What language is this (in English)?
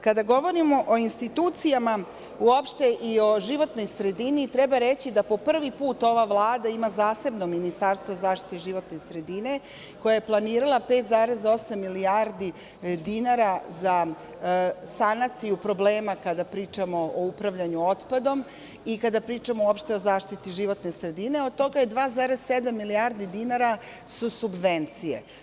Serbian